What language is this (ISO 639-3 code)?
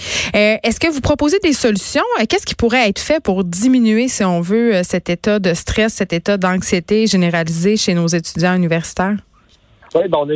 fra